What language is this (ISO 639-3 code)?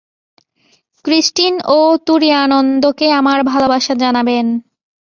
ben